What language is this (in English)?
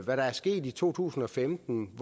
Danish